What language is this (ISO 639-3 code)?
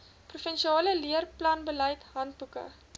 afr